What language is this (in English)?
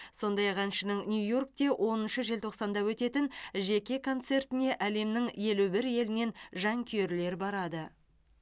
Kazakh